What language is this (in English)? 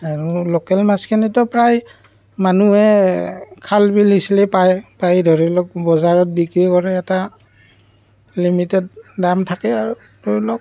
Assamese